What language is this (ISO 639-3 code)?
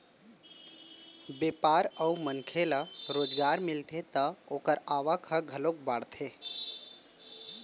hne